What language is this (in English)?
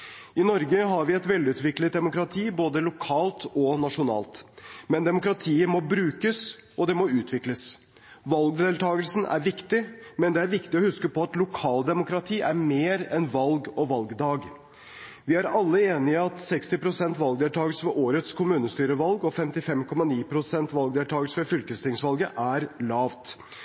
Norwegian Bokmål